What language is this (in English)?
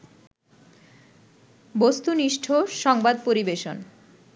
Bangla